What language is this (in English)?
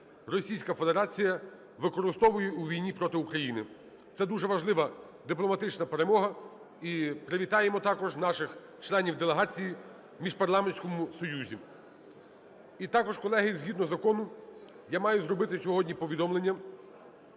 Ukrainian